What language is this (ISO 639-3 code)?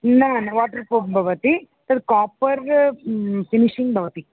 san